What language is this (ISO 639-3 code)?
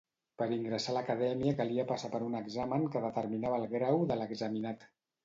cat